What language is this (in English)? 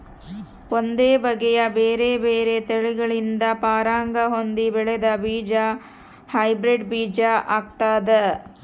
Kannada